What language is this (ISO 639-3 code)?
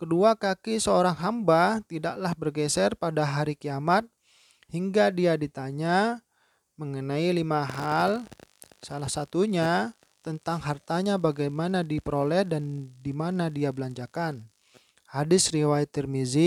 ind